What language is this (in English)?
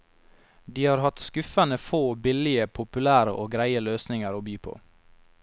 Norwegian